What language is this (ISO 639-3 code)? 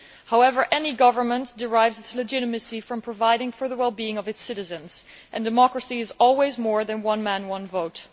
eng